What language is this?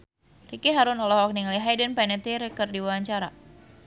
Sundanese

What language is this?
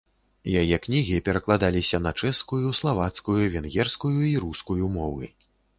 Belarusian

